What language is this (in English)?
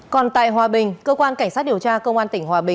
Vietnamese